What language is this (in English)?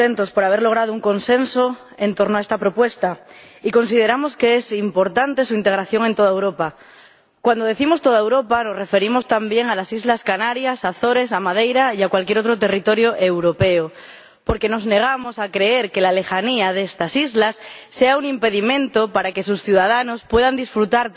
Spanish